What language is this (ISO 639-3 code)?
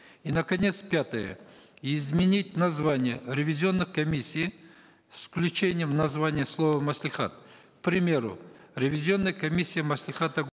kaz